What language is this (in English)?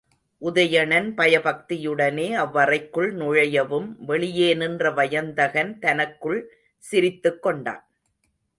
Tamil